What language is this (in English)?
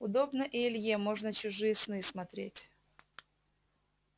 Russian